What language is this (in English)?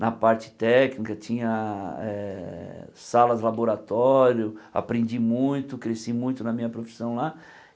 Portuguese